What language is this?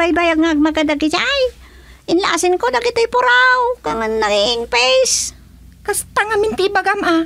Filipino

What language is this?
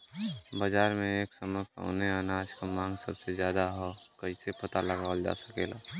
Bhojpuri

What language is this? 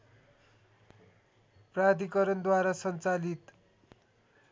Nepali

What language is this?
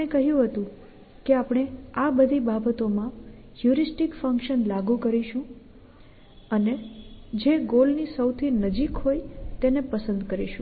Gujarati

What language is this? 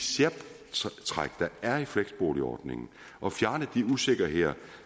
Danish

